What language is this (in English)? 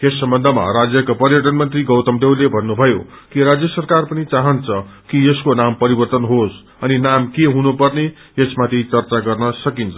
Nepali